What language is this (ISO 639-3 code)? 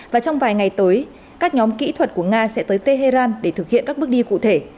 vie